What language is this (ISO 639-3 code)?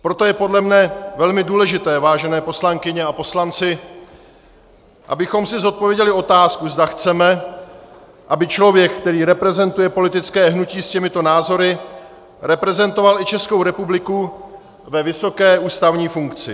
ces